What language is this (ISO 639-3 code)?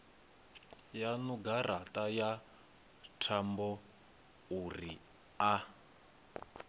ven